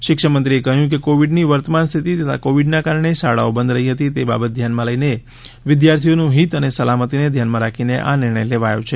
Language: Gujarati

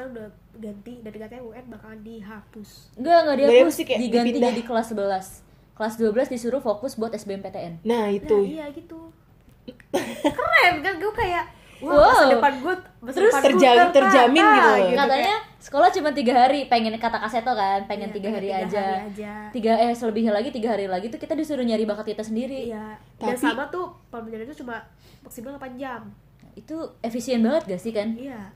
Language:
Indonesian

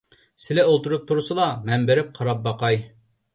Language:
Uyghur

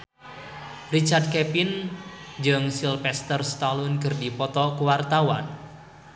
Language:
Sundanese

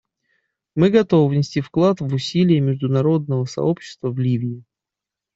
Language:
Russian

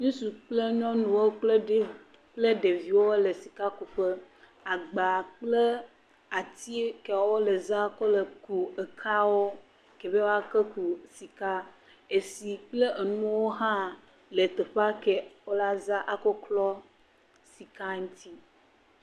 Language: Ewe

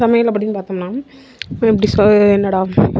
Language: Tamil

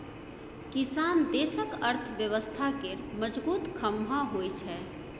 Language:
Maithili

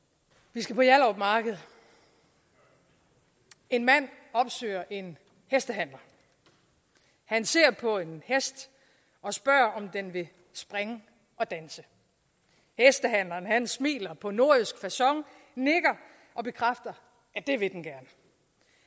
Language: Danish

